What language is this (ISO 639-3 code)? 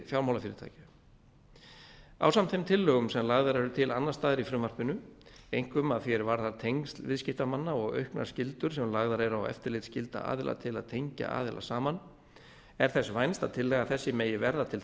isl